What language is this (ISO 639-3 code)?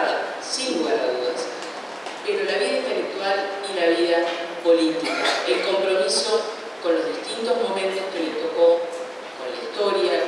spa